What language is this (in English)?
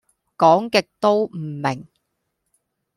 Cantonese